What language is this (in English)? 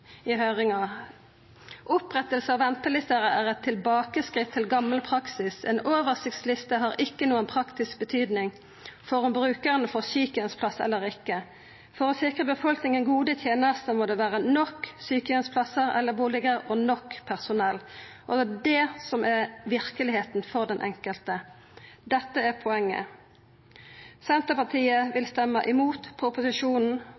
Norwegian Nynorsk